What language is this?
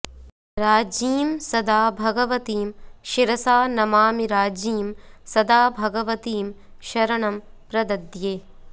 Sanskrit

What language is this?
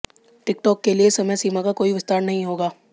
Hindi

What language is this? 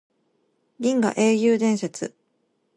Japanese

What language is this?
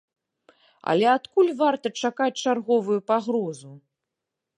Belarusian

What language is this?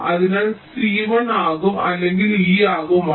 Malayalam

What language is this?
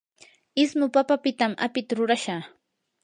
Yanahuanca Pasco Quechua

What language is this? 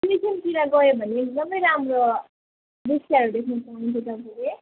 Nepali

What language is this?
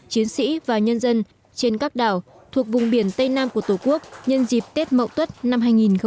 Vietnamese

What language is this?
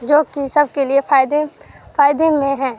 Urdu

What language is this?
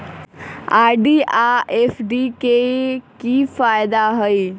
Magahi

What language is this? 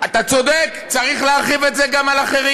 Hebrew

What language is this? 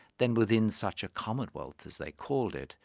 English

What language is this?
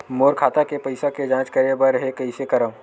Chhattisgarhi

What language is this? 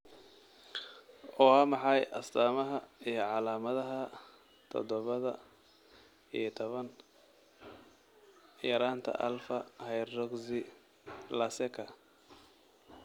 Somali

